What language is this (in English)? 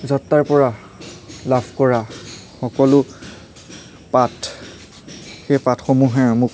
Assamese